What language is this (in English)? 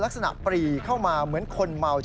Thai